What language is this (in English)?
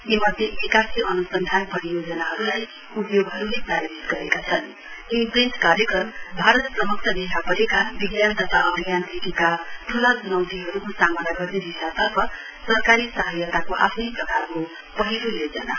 Nepali